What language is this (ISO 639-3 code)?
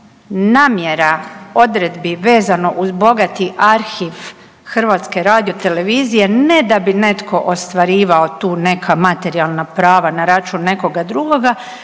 hrv